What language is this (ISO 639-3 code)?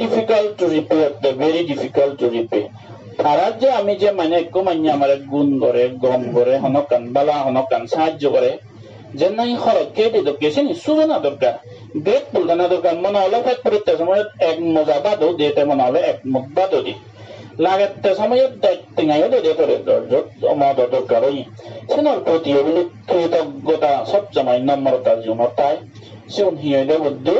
jpn